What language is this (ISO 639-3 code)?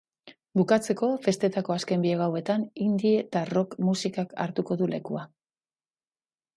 eus